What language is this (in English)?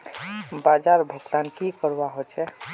Magahi